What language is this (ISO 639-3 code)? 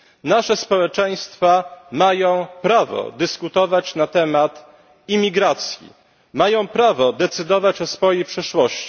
pol